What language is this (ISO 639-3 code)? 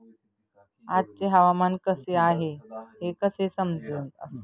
mar